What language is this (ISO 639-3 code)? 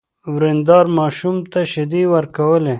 pus